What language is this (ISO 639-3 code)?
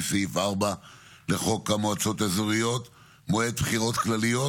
heb